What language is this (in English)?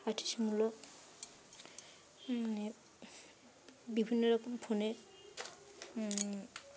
Bangla